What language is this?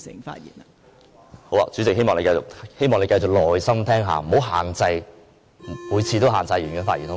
Cantonese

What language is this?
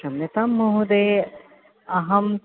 Sanskrit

